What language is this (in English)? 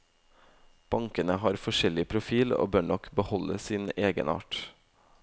Norwegian